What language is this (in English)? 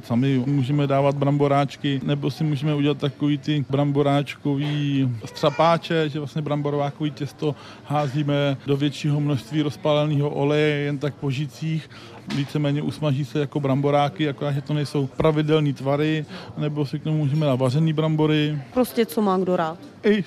Czech